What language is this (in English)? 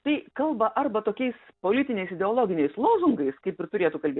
Lithuanian